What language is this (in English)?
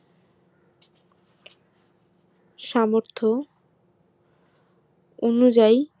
Bangla